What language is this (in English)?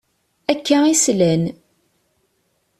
Kabyle